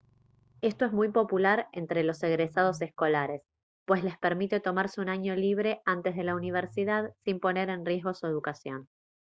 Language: Spanish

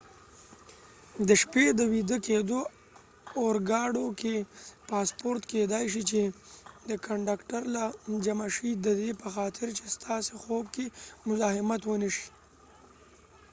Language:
Pashto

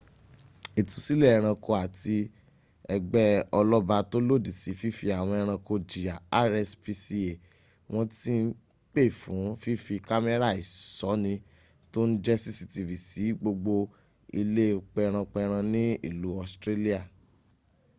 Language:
Yoruba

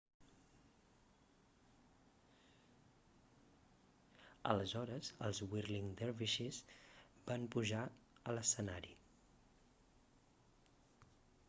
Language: Catalan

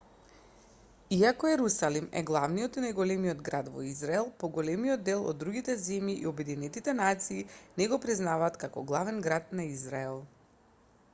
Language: Macedonian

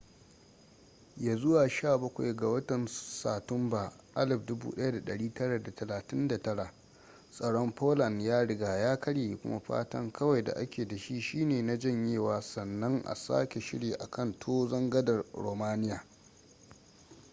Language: Hausa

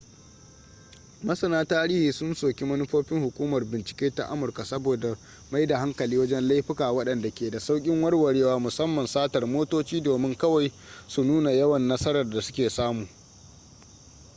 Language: Hausa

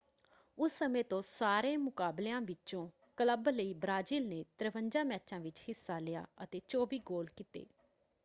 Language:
Punjabi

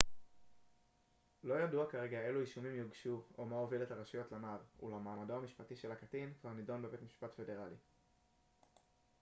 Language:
Hebrew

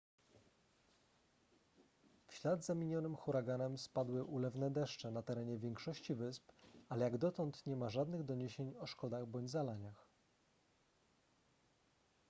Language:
Polish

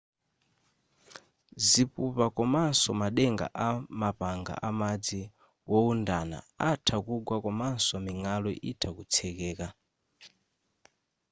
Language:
Nyanja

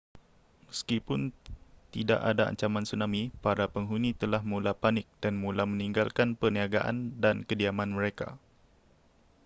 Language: Malay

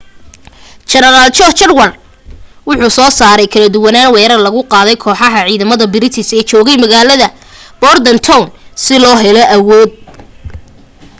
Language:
Somali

